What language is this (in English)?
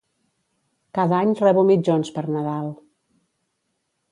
Catalan